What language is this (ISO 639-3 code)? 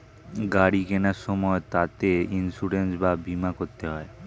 ben